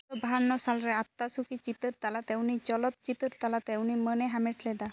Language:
Santali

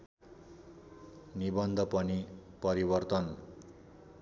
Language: Nepali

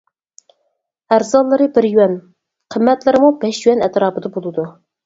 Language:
Uyghur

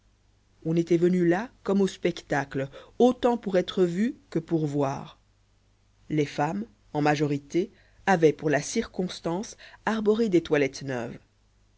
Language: French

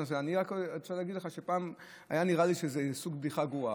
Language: Hebrew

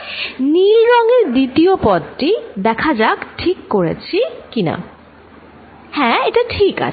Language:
Bangla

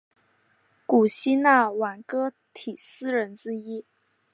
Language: Chinese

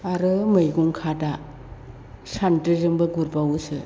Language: Bodo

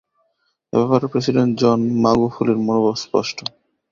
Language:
Bangla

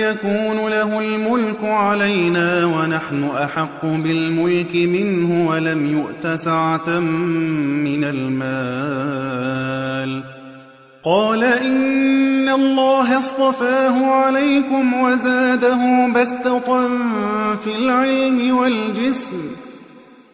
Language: Arabic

